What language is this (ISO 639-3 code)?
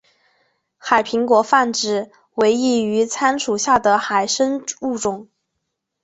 zho